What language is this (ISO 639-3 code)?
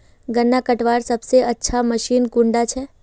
mag